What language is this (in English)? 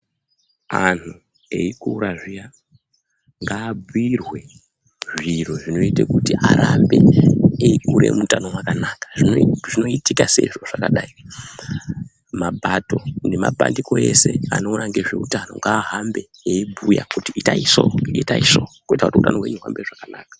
Ndau